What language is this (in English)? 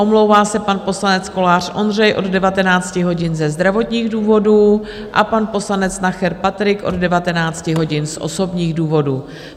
Czech